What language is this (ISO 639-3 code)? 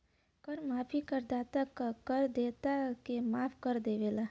bho